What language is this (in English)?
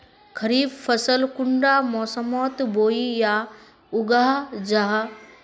Magahi